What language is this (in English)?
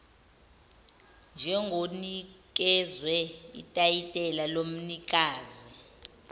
Zulu